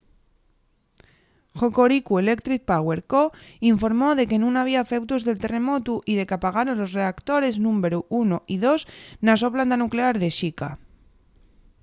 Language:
Asturian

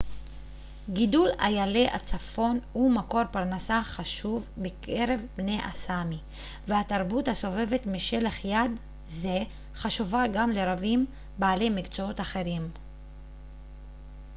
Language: Hebrew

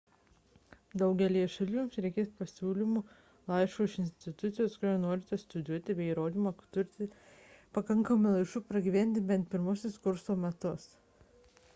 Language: Lithuanian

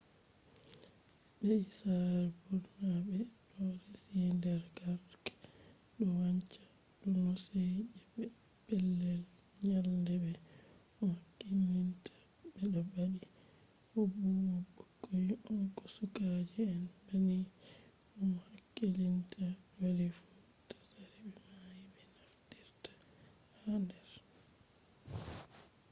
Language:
Fula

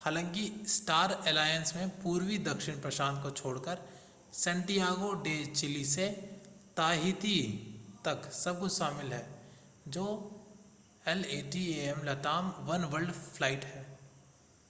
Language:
Hindi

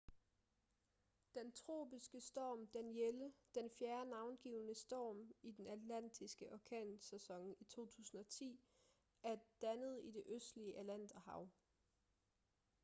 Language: Danish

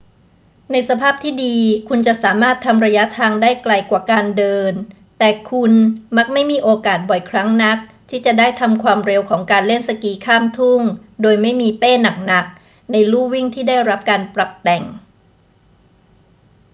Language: Thai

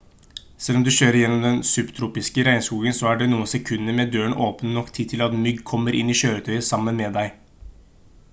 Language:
Norwegian Bokmål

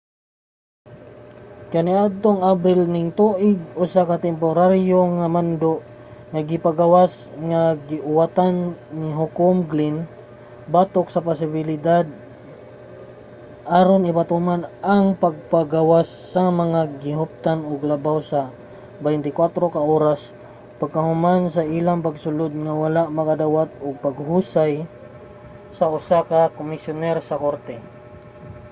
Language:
Cebuano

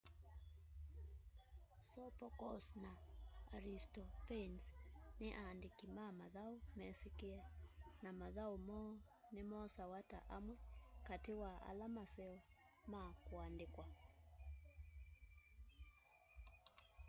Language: Kamba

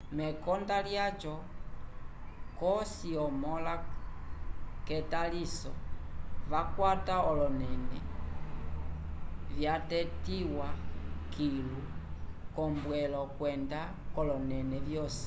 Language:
Umbundu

